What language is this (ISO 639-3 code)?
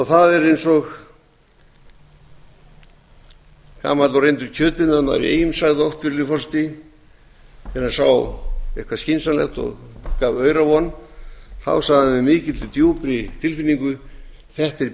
isl